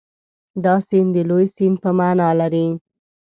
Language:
Pashto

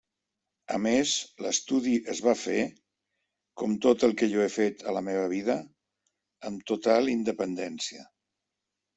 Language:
Catalan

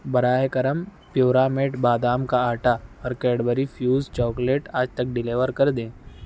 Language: Urdu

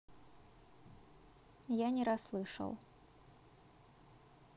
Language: Russian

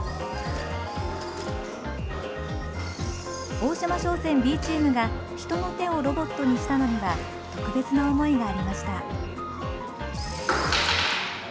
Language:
Japanese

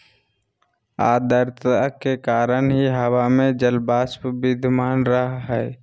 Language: Magahi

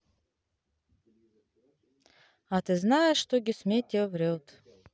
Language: Russian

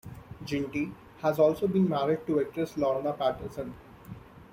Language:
English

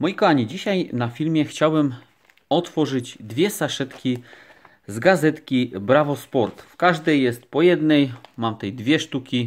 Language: Polish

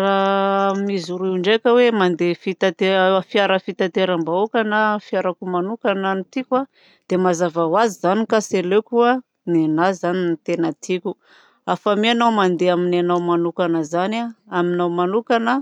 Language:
Southern Betsimisaraka Malagasy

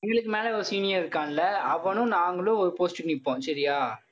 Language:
Tamil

